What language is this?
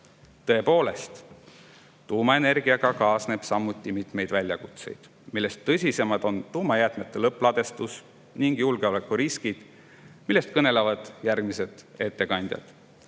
Estonian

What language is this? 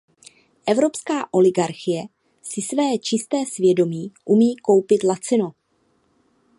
Czech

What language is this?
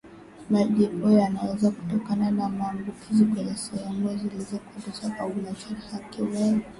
Swahili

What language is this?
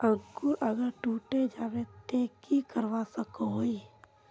Magahi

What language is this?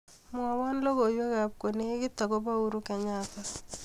Kalenjin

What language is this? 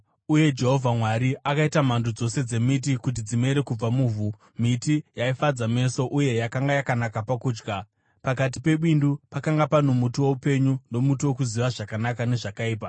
Shona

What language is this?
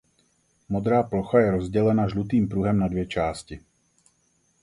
Czech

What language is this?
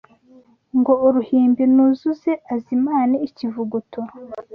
Kinyarwanda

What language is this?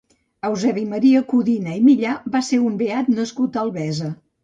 Catalan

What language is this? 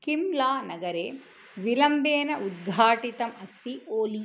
Sanskrit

